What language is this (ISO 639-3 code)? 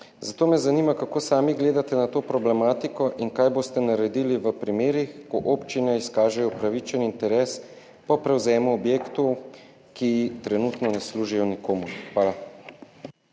slv